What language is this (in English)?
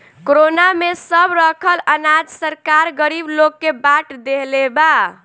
Bhojpuri